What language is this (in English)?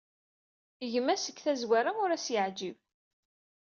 Kabyle